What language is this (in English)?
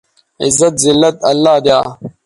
Bateri